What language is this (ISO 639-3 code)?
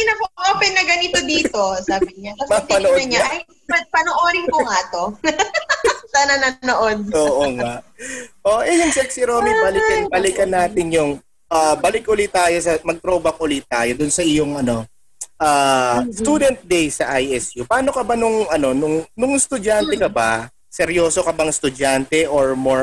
fil